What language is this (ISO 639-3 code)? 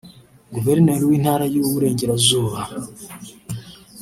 kin